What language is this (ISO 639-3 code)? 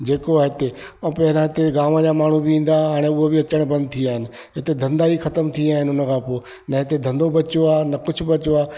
snd